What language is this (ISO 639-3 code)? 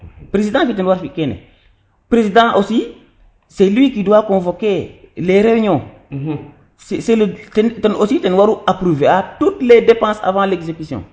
srr